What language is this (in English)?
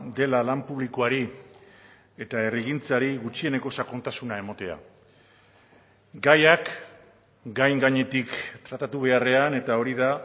Basque